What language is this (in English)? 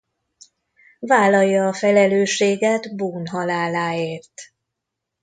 Hungarian